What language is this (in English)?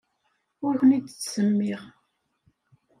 Kabyle